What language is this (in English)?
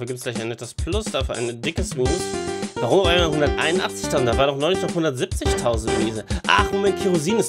German